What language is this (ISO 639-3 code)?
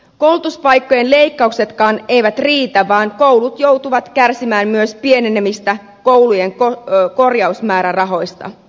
fin